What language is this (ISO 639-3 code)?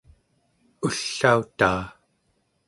esu